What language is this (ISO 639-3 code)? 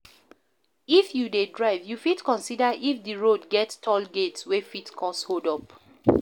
pcm